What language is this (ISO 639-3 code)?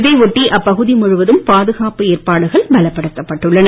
tam